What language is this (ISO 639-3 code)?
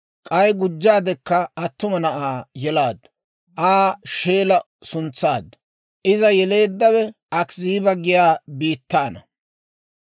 dwr